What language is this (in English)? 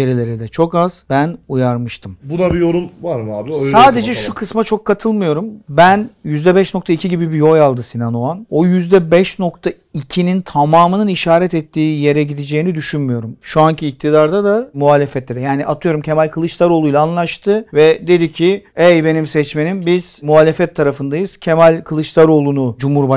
Turkish